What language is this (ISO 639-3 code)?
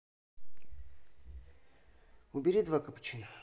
rus